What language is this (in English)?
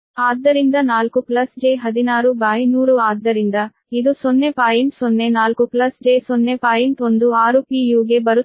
Kannada